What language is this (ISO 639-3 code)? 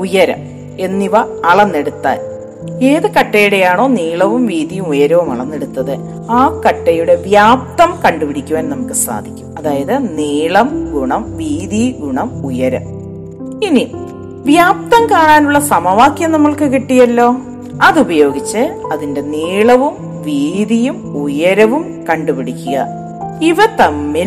mal